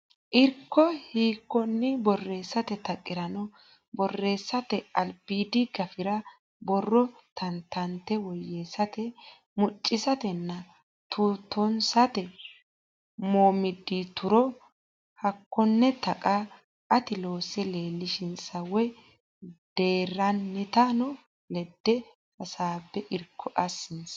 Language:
Sidamo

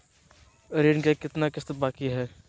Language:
Magahi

